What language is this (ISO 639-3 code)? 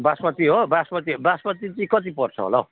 nep